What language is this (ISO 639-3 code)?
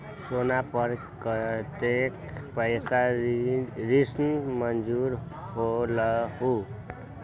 mag